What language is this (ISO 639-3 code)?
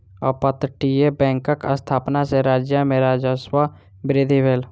mai